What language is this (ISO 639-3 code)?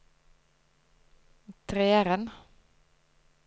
nor